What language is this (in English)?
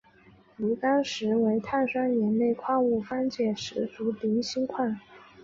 Chinese